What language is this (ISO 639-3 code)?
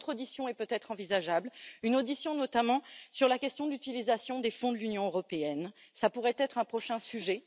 fra